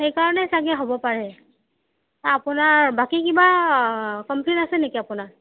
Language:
Assamese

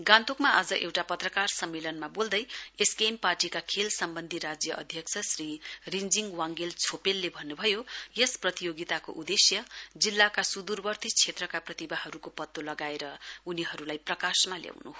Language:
Nepali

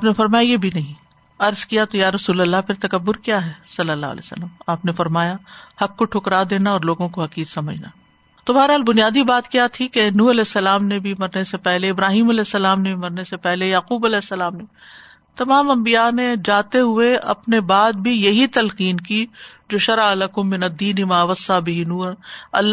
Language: Urdu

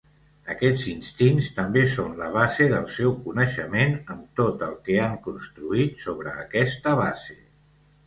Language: Catalan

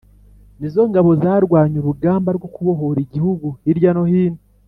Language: Kinyarwanda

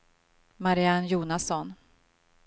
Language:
Swedish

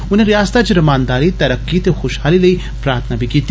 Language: Dogri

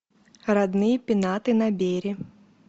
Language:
Russian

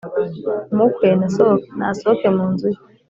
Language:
Kinyarwanda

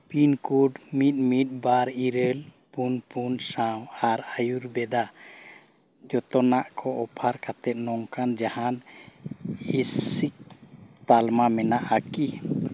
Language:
Santali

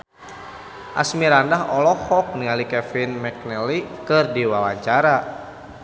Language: Sundanese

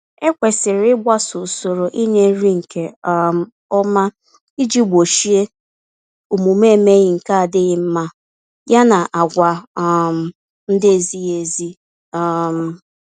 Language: Igbo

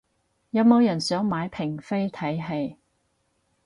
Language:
Cantonese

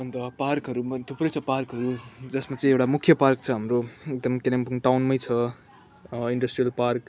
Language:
Nepali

